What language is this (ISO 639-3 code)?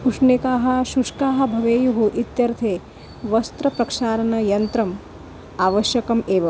san